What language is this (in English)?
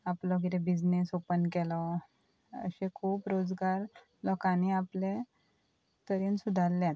Konkani